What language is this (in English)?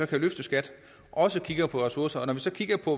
Danish